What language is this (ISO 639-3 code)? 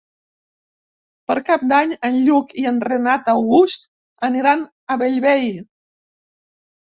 cat